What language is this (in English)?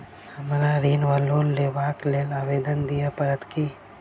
Maithili